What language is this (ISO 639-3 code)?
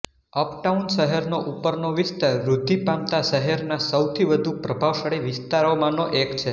guj